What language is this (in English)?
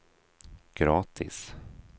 Swedish